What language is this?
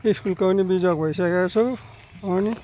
Nepali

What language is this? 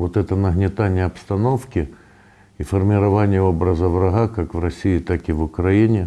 Russian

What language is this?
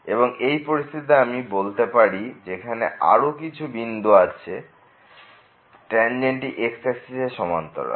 Bangla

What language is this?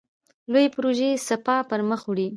Pashto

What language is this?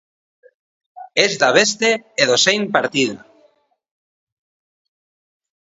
Basque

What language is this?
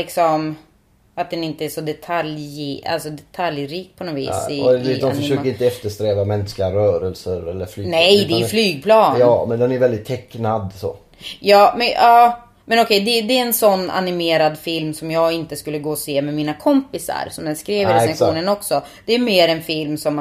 Swedish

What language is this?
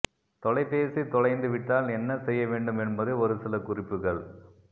Tamil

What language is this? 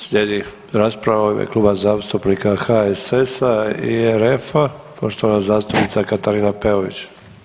Croatian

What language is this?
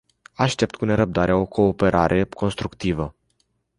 Romanian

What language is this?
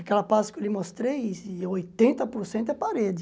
Portuguese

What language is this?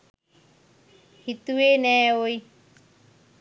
Sinhala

